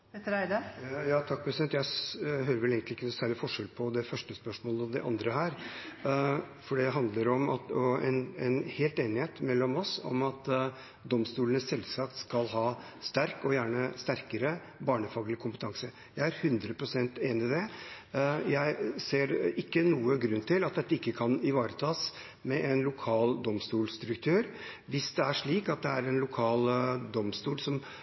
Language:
Norwegian Bokmål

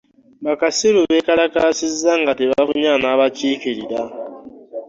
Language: Ganda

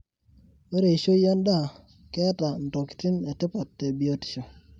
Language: Masai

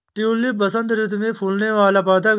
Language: Hindi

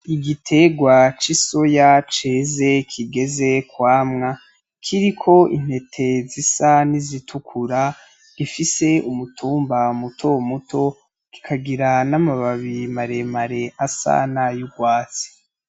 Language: Rundi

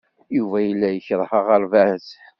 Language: Kabyle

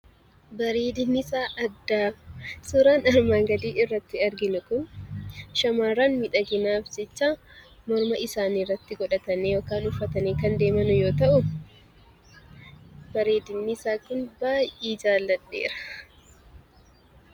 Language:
Oromo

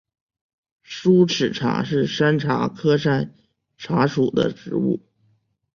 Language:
Chinese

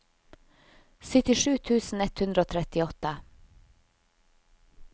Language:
Norwegian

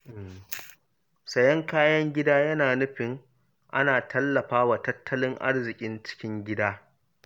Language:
Hausa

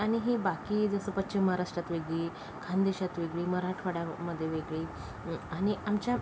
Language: Marathi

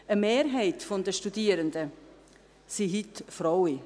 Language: Swiss German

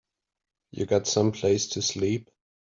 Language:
English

